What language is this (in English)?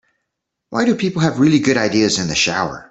English